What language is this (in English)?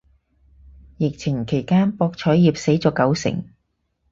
Cantonese